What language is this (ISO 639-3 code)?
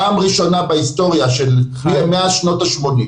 heb